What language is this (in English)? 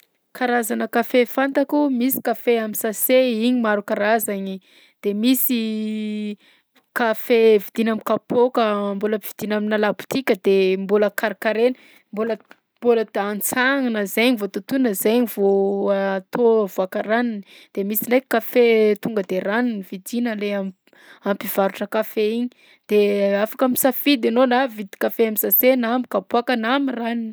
Southern Betsimisaraka Malagasy